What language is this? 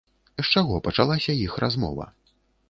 Belarusian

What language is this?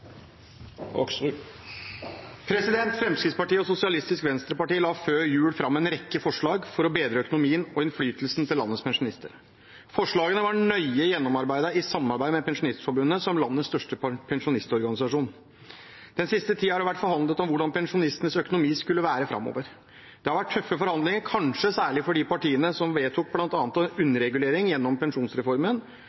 Norwegian Bokmål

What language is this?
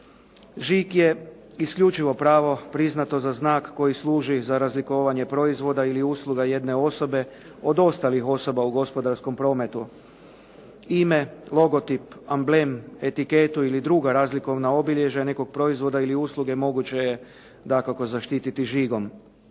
Croatian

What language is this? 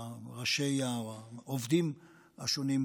Hebrew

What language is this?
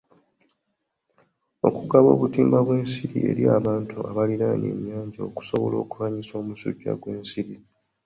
Ganda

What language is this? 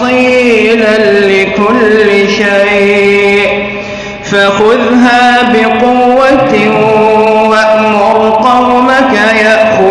Arabic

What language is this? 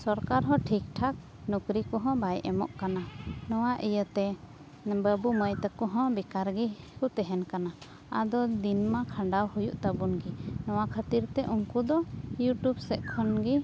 Santali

